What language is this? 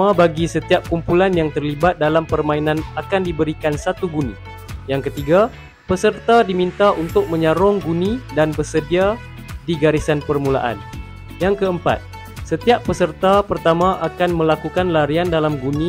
Malay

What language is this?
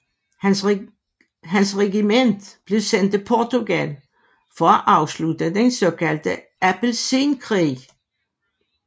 Danish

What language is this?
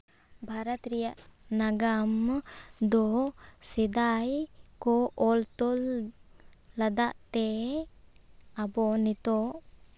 Santali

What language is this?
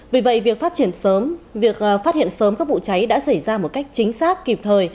Vietnamese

